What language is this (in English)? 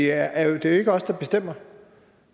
Danish